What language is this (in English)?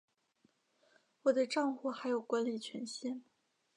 Chinese